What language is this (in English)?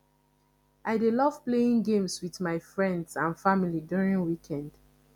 Nigerian Pidgin